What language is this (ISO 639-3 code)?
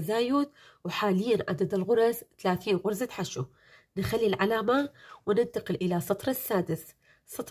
ara